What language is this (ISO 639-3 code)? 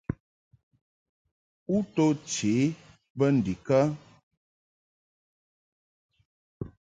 mhk